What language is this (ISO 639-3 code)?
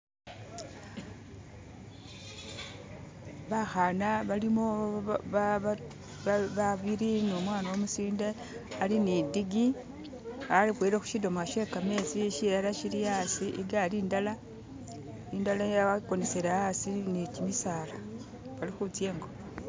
myx